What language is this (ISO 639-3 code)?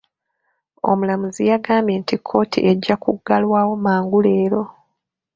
lug